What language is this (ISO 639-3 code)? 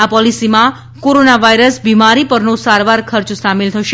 guj